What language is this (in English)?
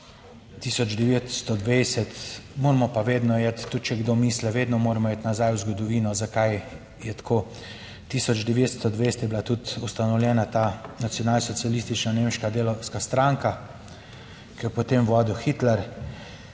Slovenian